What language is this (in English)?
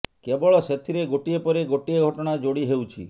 Odia